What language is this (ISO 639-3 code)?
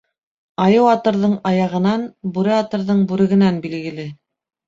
bak